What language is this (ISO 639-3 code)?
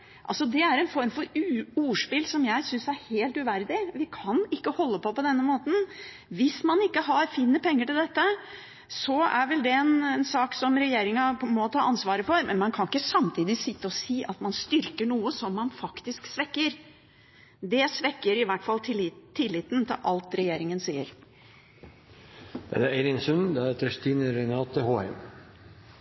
nob